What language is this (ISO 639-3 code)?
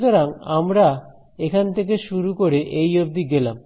ben